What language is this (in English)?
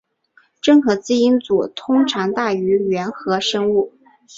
Chinese